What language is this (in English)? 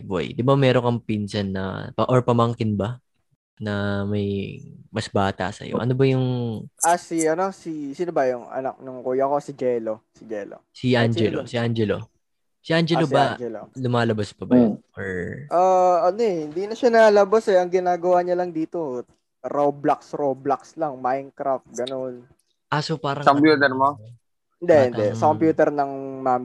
Filipino